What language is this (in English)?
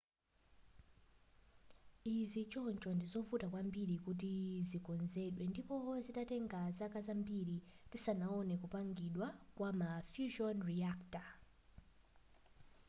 Nyanja